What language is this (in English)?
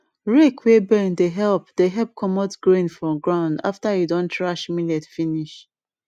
Nigerian Pidgin